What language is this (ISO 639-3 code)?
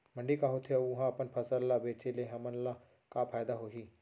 hne